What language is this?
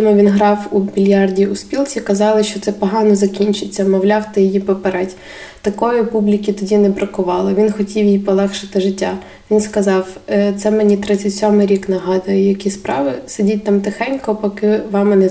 Ukrainian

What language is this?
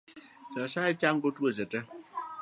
Luo (Kenya and Tanzania)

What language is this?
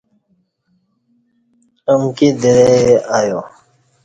Kati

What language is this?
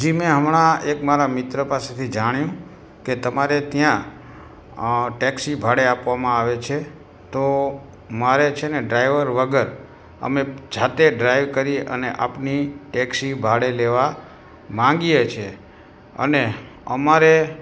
Gujarati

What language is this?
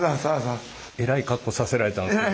Japanese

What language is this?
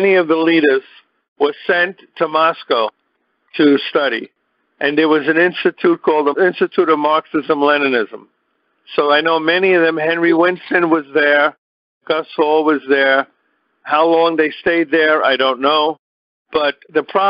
English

